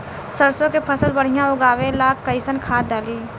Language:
Bhojpuri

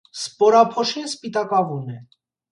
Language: Armenian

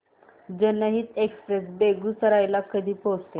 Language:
Marathi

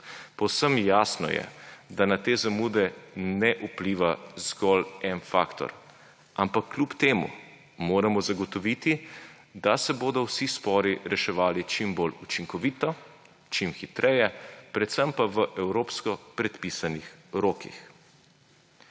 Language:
Slovenian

